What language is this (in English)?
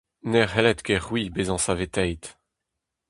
Breton